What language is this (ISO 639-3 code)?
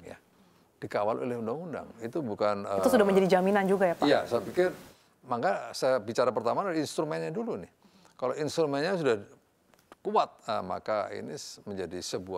ind